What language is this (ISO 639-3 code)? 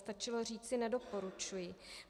ces